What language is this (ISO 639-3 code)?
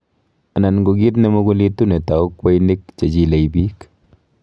kln